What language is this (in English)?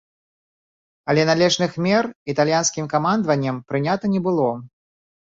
Belarusian